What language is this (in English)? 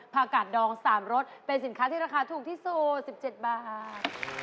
Thai